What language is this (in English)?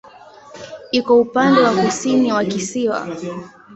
Swahili